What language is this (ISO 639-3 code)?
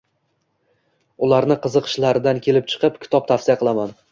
uzb